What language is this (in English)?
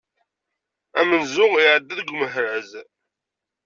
Kabyle